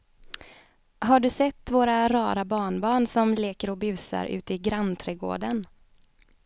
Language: Swedish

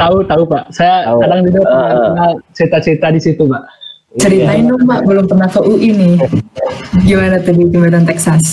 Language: Indonesian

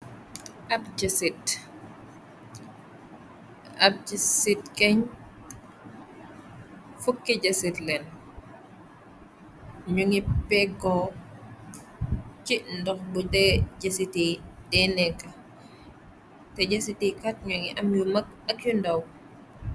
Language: Wolof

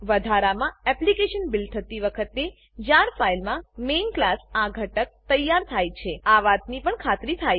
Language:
Gujarati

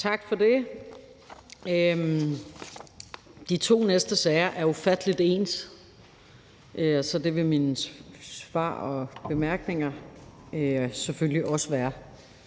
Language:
Danish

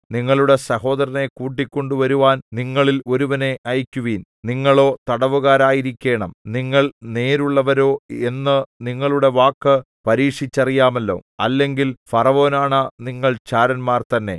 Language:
Malayalam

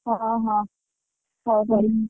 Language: Odia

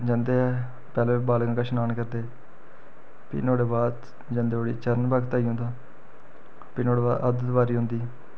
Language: Dogri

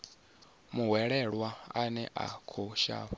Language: Venda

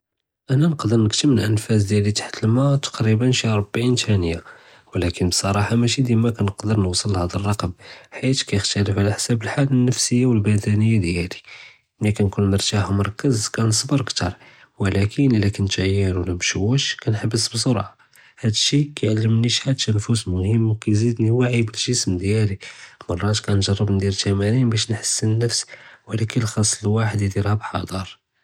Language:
Judeo-Arabic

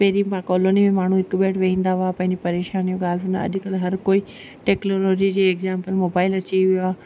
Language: Sindhi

